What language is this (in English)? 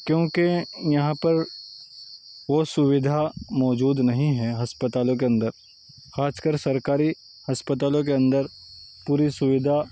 Urdu